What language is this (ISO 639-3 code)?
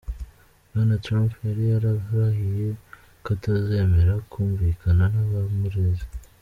kin